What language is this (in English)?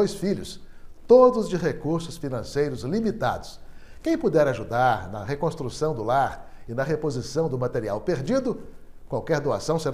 Portuguese